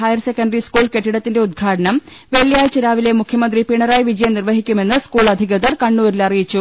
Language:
Malayalam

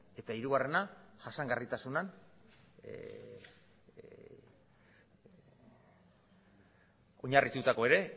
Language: Basque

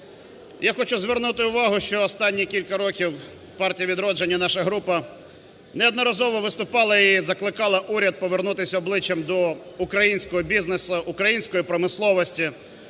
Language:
Ukrainian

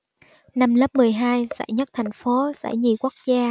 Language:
Vietnamese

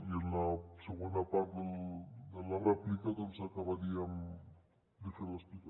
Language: Catalan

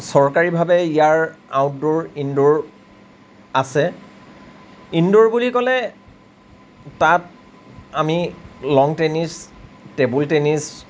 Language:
Assamese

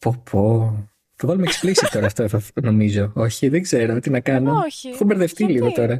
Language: Greek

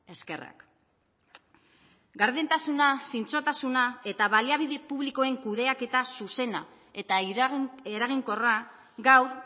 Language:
Basque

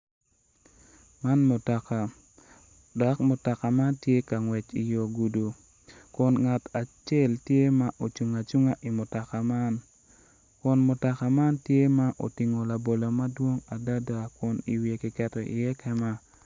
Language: Acoli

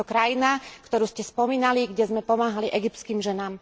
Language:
Slovak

